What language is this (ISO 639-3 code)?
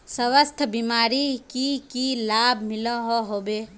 mag